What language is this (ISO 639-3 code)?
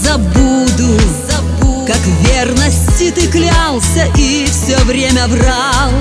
rus